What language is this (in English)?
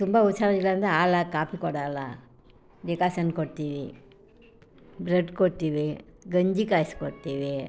Kannada